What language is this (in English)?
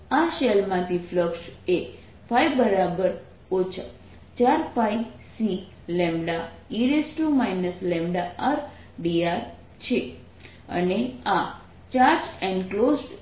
Gujarati